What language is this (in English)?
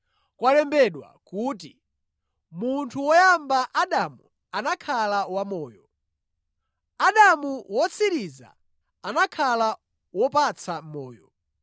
Nyanja